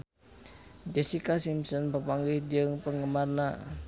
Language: Sundanese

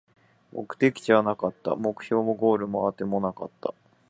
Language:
Japanese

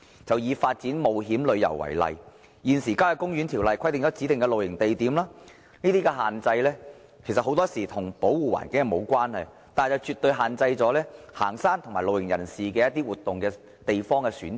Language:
Cantonese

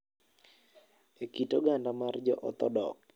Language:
Luo (Kenya and Tanzania)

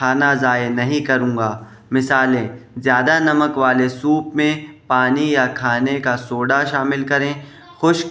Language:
Urdu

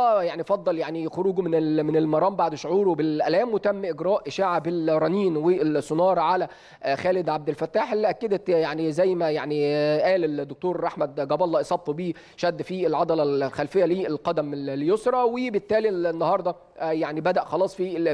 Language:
Arabic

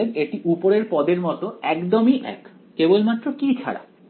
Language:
Bangla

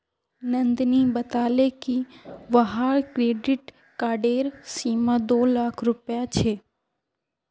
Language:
Magahi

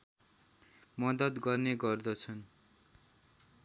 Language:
Nepali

